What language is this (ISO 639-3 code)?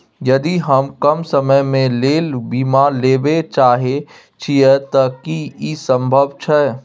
mai